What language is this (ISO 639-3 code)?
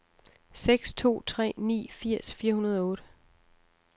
dan